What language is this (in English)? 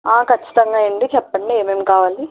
Telugu